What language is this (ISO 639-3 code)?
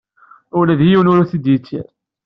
kab